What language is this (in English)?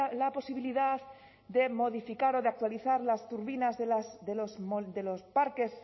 Spanish